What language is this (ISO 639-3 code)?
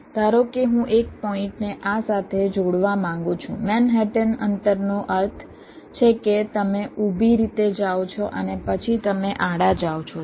guj